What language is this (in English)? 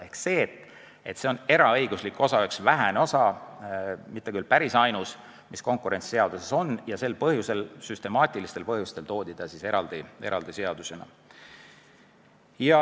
Estonian